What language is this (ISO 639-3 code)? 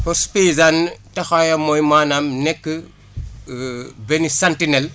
wol